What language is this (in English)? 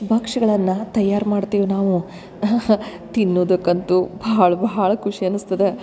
Kannada